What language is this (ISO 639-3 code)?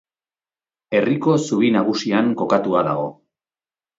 eus